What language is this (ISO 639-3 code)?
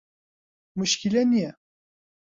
ckb